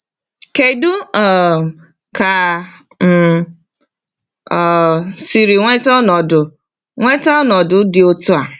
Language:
Igbo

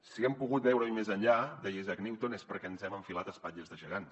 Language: Catalan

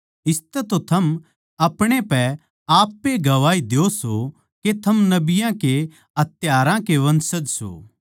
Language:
Haryanvi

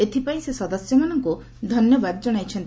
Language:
Odia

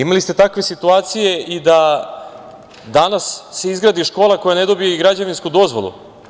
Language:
Serbian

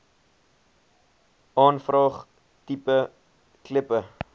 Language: Afrikaans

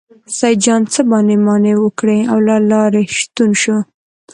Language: Pashto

